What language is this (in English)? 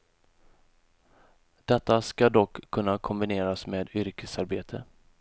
Swedish